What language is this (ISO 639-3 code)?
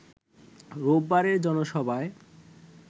ben